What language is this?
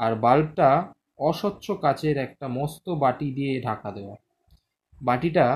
Bangla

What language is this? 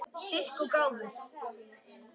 Icelandic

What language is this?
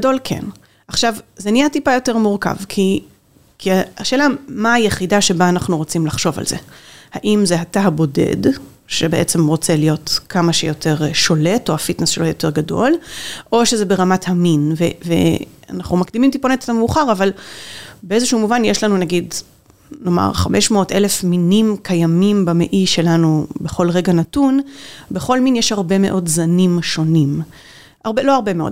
Hebrew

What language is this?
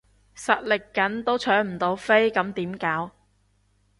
Cantonese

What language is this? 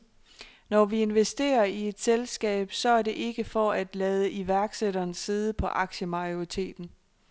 Danish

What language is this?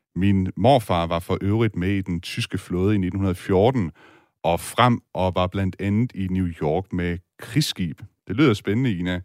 Danish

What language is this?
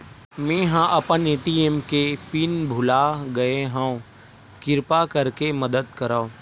Chhattisgarhi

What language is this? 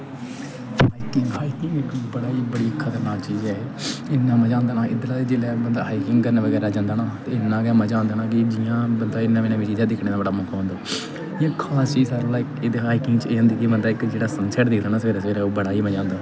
Dogri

